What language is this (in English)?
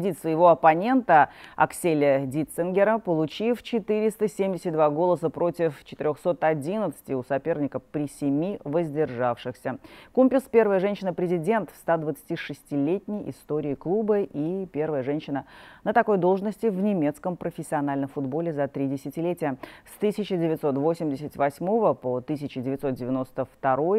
Russian